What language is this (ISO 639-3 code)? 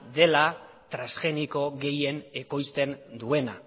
eus